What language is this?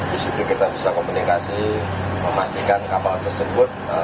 Indonesian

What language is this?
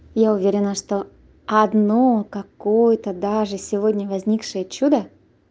Russian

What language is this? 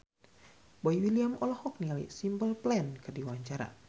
Sundanese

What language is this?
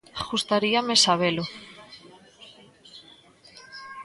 Galician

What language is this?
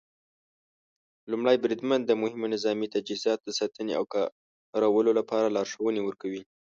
Pashto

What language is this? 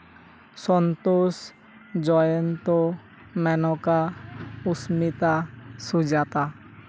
Santali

